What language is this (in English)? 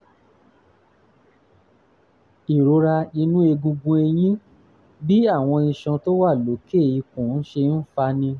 Yoruba